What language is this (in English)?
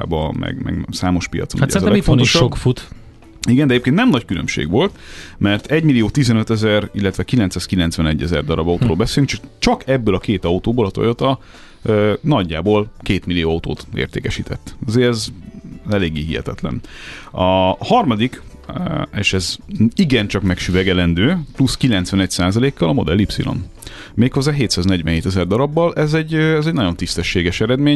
Hungarian